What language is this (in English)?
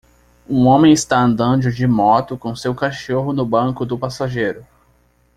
Portuguese